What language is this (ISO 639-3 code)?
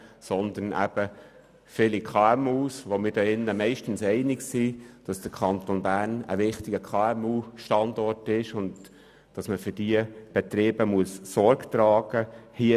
gsw